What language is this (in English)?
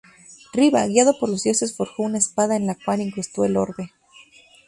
Spanish